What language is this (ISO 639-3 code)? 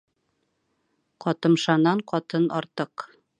bak